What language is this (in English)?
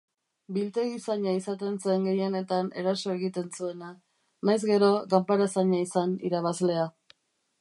Basque